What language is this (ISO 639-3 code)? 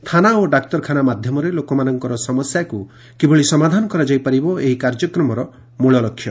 ori